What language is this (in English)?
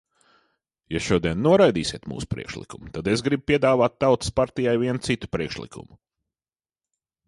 Latvian